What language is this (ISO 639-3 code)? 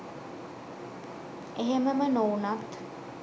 sin